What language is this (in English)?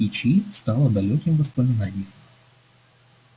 Russian